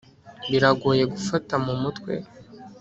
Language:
Kinyarwanda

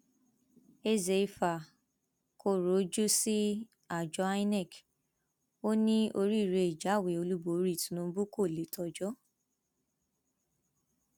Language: Yoruba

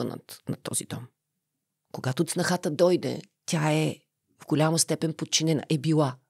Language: Bulgarian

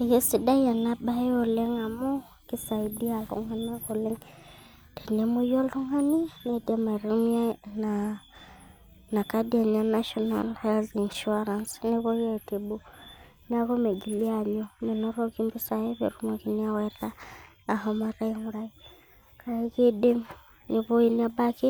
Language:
Masai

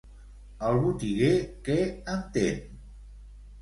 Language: Catalan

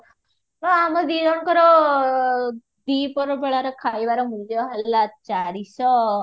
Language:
Odia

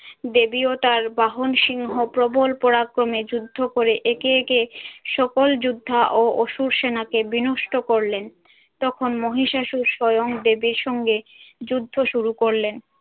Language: Bangla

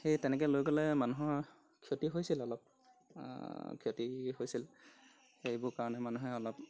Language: Assamese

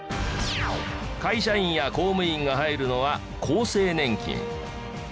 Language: Japanese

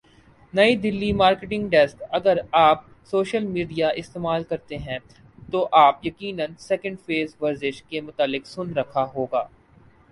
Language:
Urdu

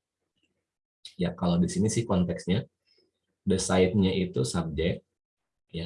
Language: Indonesian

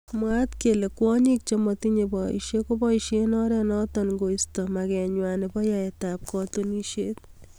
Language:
Kalenjin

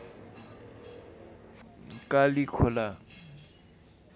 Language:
Nepali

